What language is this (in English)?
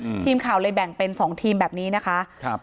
Thai